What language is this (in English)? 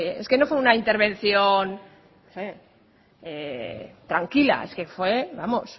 Spanish